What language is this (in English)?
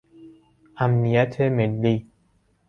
Persian